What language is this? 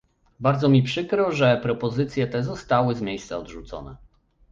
Polish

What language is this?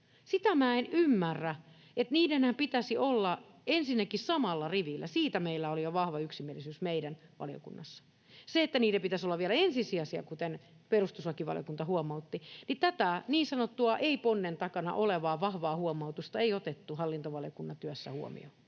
Finnish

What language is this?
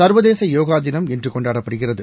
Tamil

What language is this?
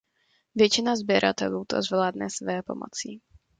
Czech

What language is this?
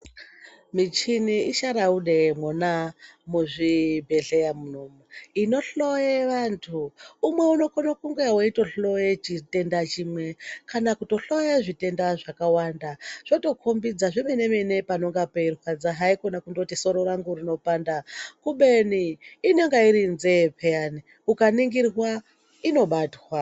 Ndau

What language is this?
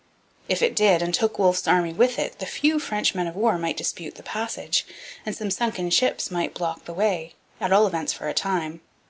English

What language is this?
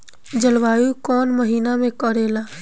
Bhojpuri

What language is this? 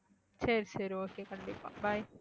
Tamil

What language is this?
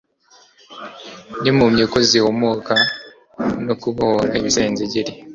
Kinyarwanda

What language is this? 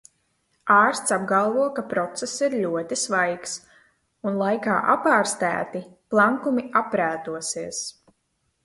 Latvian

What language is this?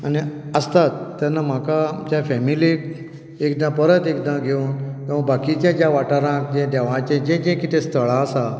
Konkani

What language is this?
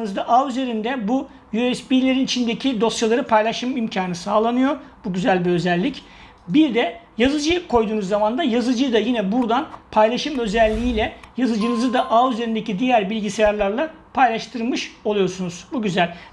Turkish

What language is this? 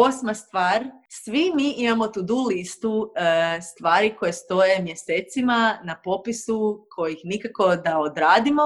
Croatian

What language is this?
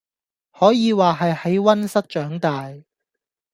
Cantonese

